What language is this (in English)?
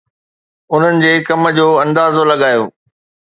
Sindhi